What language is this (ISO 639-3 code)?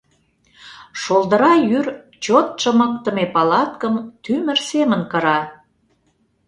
chm